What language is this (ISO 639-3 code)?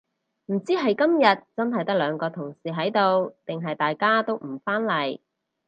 yue